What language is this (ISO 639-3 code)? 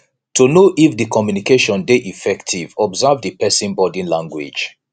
pcm